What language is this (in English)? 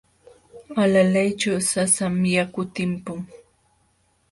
Jauja Wanca Quechua